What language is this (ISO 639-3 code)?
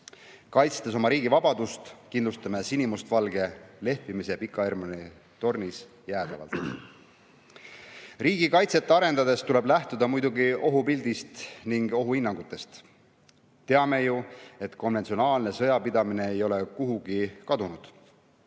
est